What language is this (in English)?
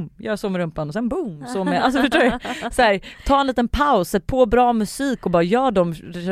Swedish